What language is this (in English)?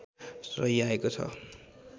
Nepali